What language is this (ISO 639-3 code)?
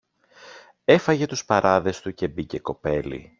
ell